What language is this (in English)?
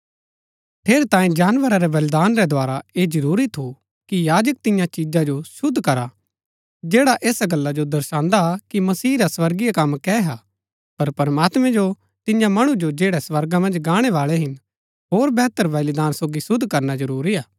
Gaddi